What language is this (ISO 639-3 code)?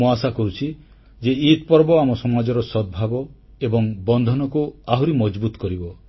ori